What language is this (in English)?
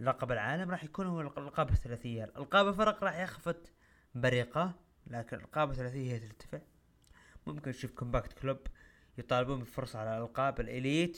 Arabic